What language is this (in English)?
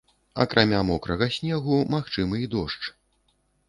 Belarusian